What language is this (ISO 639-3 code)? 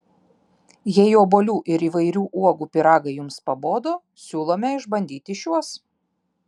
lit